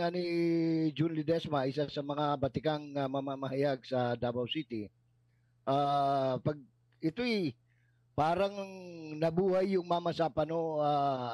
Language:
Filipino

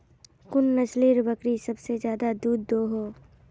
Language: Magahi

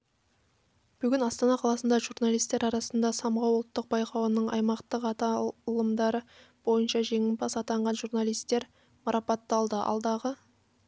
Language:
Kazakh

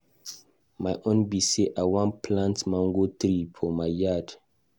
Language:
Nigerian Pidgin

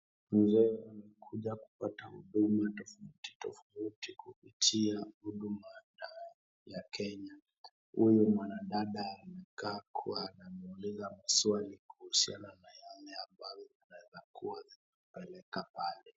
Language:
Swahili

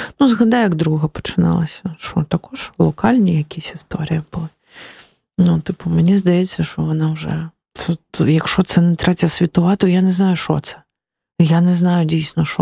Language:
Ukrainian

